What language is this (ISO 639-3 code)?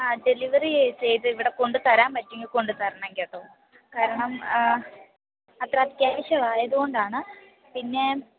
mal